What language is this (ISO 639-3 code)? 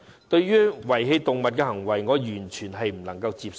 yue